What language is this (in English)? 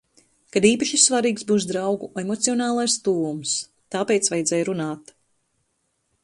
Latvian